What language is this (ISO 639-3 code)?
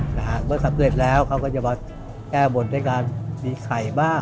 tha